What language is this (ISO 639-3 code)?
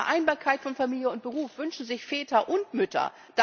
deu